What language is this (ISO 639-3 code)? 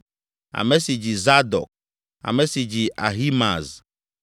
ewe